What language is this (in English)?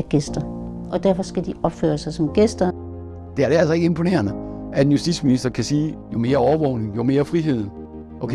Danish